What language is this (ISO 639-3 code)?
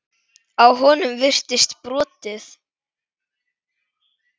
isl